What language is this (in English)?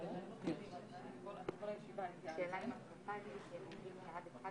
Hebrew